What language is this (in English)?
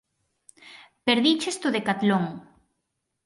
Galician